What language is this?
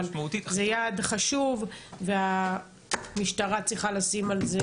Hebrew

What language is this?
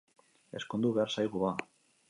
Basque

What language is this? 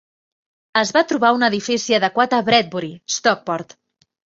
Catalan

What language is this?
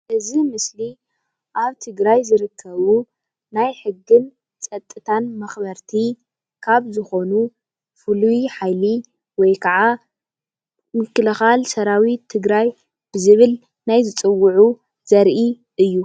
Tigrinya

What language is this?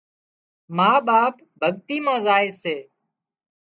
Wadiyara Koli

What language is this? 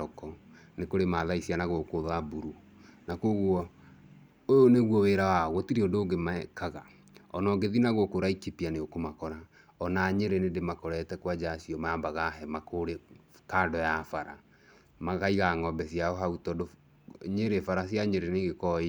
Kikuyu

